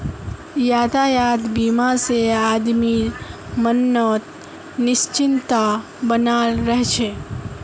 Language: Magahi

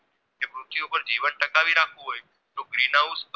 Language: Gujarati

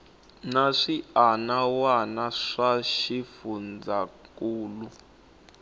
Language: Tsonga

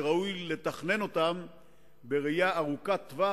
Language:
Hebrew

